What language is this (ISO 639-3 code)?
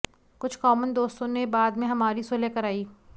hin